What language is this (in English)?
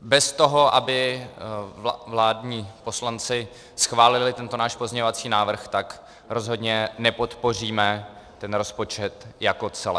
Czech